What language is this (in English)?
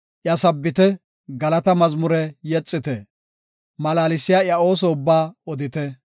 Gofa